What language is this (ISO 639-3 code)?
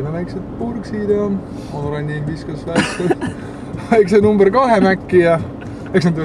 fin